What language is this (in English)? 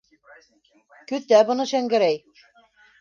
Bashkir